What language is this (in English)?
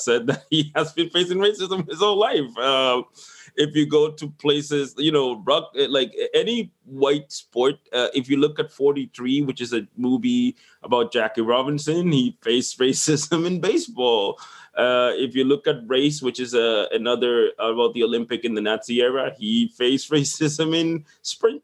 English